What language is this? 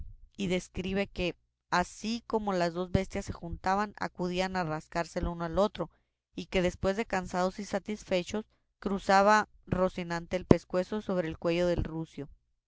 Spanish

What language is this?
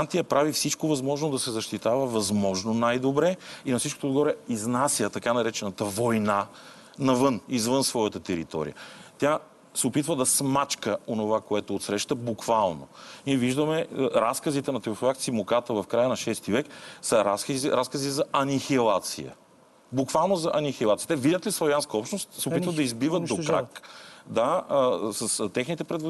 Bulgarian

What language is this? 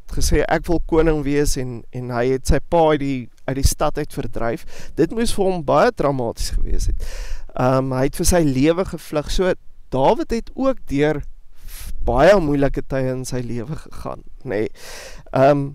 Dutch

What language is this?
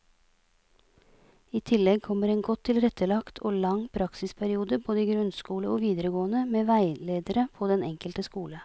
Norwegian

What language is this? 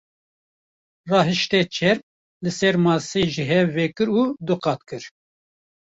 Kurdish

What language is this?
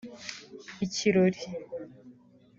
Kinyarwanda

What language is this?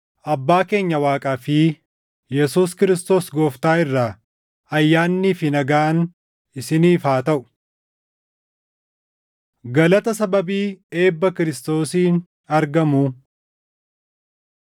Oromo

